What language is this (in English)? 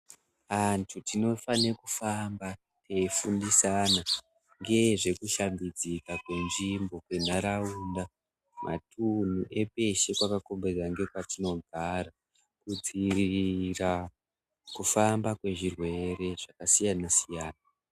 Ndau